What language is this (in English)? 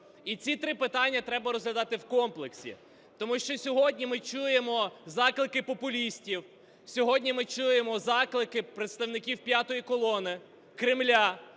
Ukrainian